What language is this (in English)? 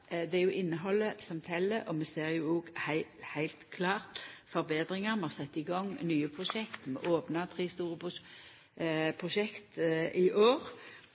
Norwegian Nynorsk